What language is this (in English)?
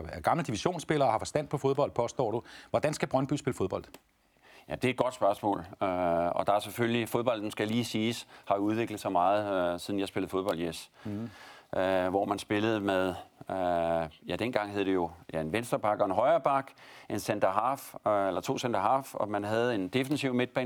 Danish